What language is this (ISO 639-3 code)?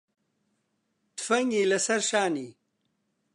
ckb